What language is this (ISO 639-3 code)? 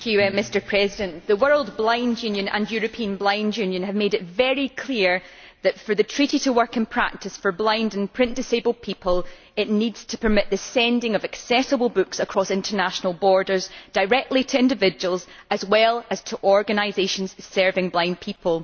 eng